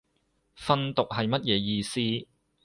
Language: Cantonese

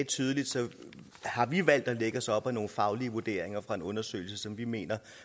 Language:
Danish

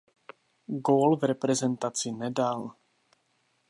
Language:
Czech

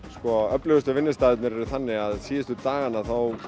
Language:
Icelandic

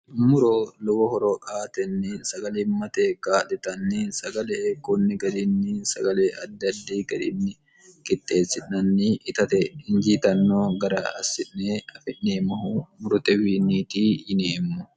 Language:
Sidamo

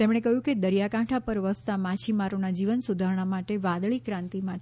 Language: Gujarati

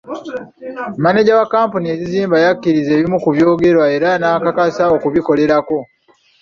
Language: Ganda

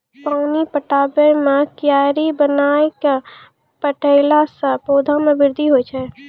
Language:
Maithili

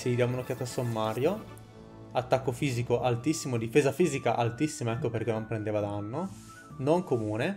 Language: Italian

